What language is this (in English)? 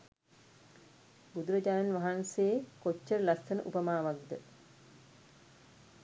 Sinhala